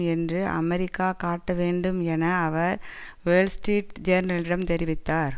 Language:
Tamil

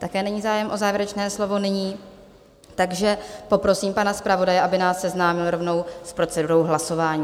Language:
Czech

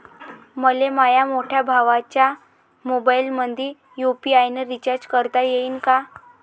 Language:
Marathi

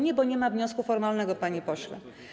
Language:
Polish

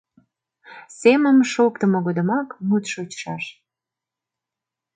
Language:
Mari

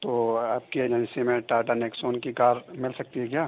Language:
Urdu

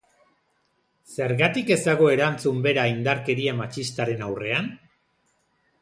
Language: Basque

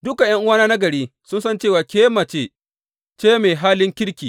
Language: Hausa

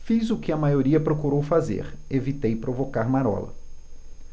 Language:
Portuguese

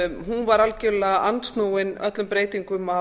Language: Icelandic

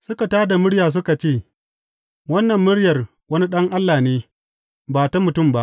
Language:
Hausa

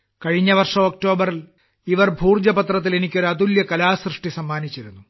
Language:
Malayalam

